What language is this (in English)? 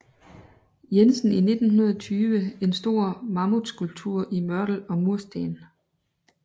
Danish